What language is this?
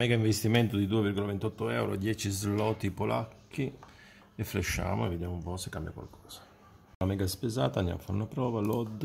Italian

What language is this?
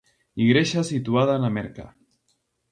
Galician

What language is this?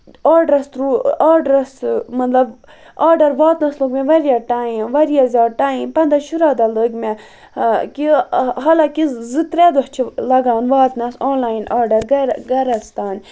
Kashmiri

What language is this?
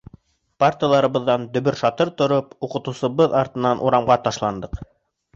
Bashkir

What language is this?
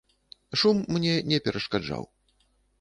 Belarusian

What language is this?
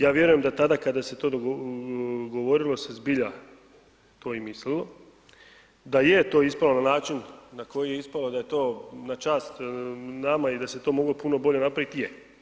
Croatian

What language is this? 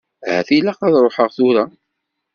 Kabyle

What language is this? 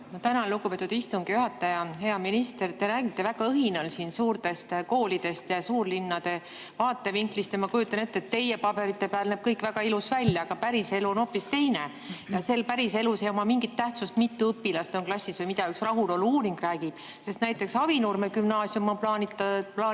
Estonian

